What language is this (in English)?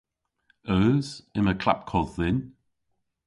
Cornish